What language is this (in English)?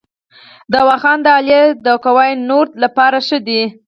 Pashto